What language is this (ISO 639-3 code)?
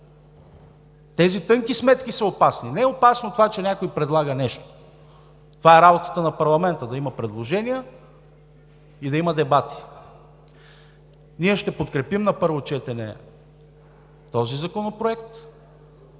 bul